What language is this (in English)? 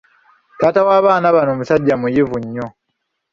Ganda